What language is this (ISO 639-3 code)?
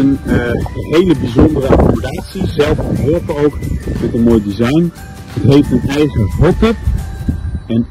nld